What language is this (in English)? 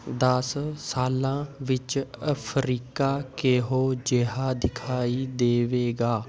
Punjabi